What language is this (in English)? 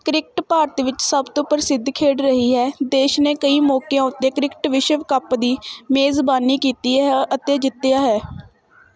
Punjabi